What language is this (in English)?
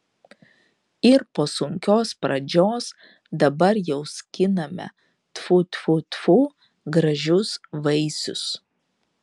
Lithuanian